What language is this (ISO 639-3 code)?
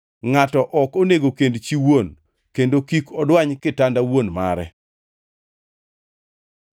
luo